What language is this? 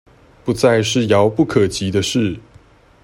Chinese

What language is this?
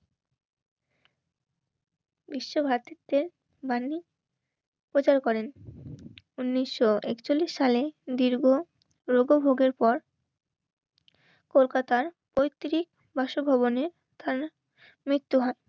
Bangla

